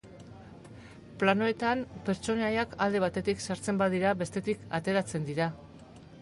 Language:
Basque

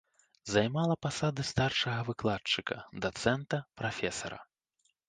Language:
Belarusian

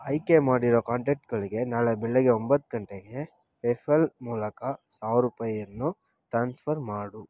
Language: Kannada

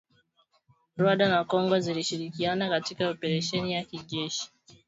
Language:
Swahili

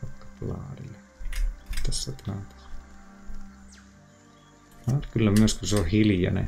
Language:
Finnish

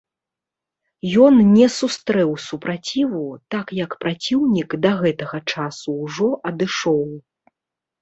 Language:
Belarusian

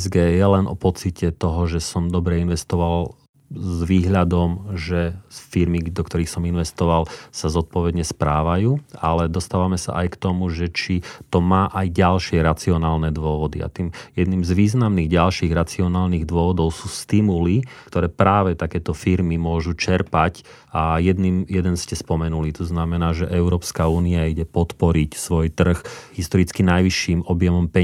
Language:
Slovak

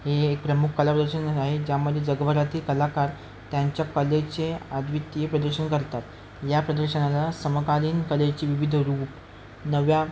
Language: Marathi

